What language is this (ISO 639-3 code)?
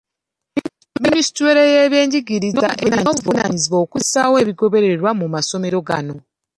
lug